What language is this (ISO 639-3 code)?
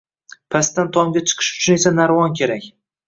uzb